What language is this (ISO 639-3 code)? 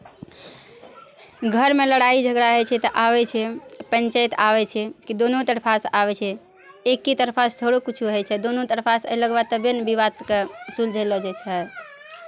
mai